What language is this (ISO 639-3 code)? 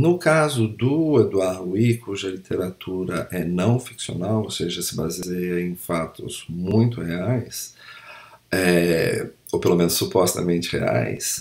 por